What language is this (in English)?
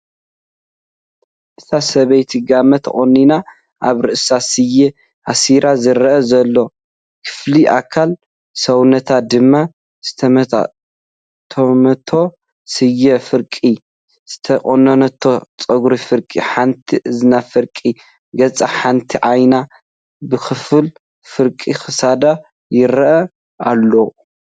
Tigrinya